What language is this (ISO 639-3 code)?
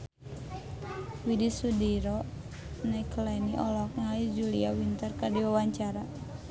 sun